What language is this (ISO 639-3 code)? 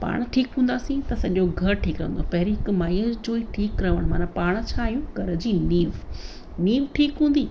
snd